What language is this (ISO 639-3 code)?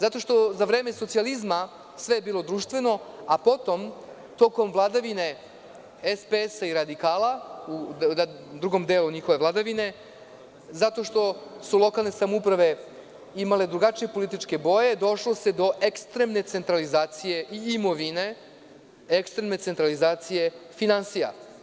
srp